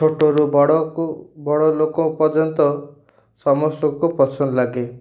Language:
Odia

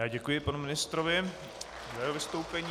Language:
Czech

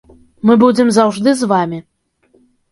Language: Belarusian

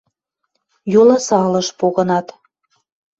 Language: Western Mari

